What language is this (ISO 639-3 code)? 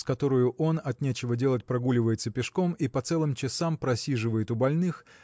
rus